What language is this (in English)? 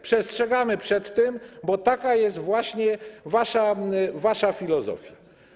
Polish